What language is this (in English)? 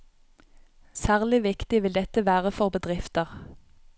Norwegian